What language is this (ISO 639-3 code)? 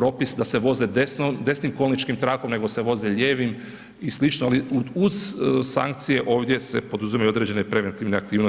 hrv